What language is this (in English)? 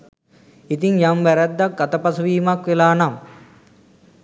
Sinhala